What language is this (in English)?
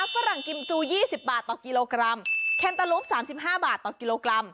Thai